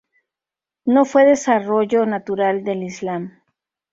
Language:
Spanish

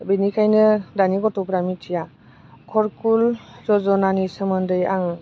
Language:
Bodo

